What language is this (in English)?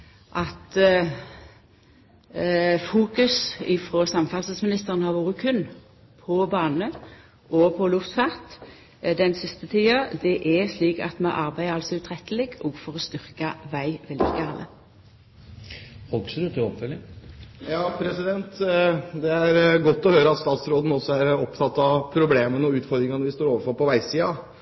Norwegian